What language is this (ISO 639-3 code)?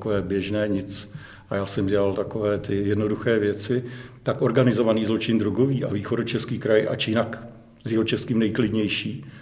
ces